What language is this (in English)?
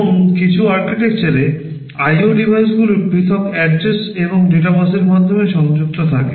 Bangla